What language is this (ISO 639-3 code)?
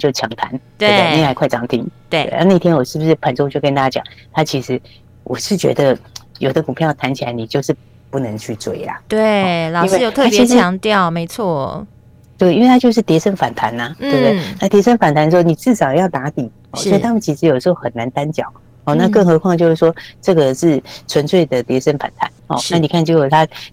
zho